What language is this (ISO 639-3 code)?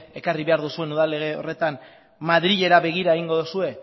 eus